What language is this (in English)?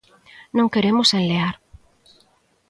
Galician